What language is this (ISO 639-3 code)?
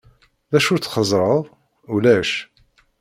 kab